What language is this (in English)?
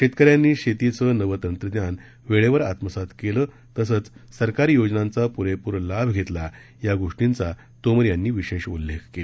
Marathi